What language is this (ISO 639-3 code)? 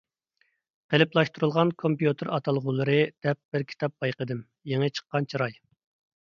uig